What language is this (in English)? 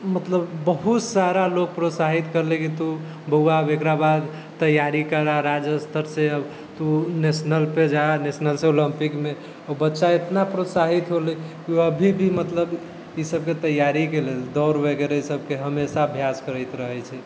Maithili